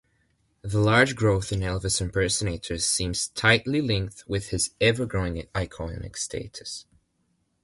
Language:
English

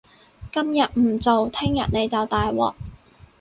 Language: Cantonese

